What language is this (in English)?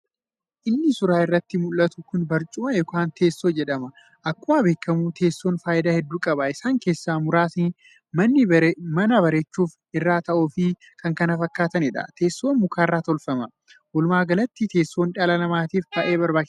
Oromo